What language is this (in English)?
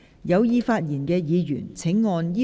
Cantonese